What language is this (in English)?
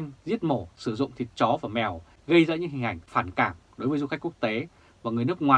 Vietnamese